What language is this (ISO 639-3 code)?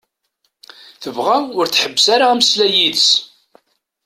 kab